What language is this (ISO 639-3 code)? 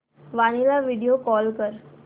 mar